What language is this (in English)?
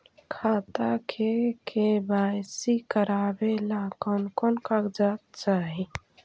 Magahi